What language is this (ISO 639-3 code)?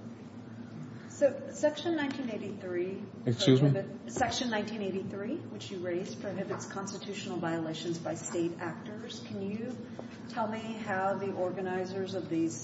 eng